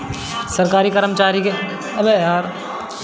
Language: Bhojpuri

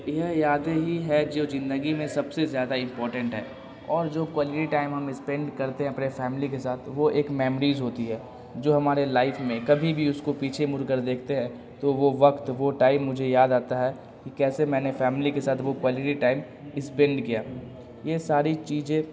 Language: Urdu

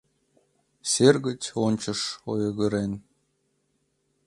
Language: Mari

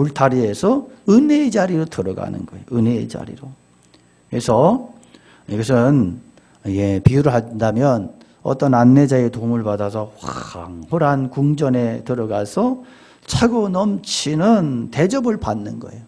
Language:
Korean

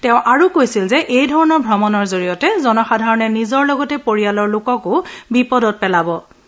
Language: Assamese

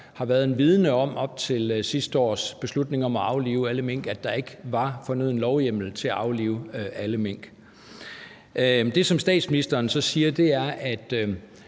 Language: Danish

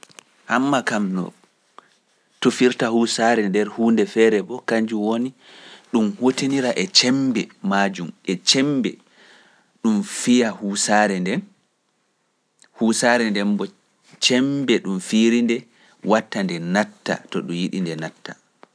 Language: Pular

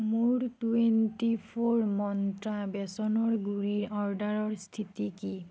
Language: Assamese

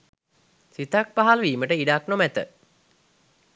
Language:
Sinhala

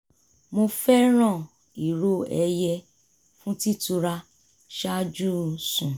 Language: Yoruba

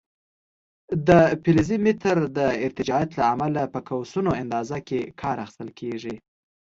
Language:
Pashto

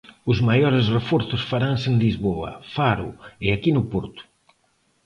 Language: Galician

